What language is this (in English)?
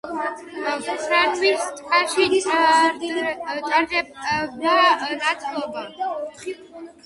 Georgian